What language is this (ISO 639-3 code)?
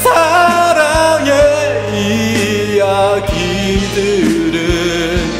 kor